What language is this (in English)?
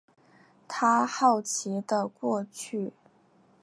Chinese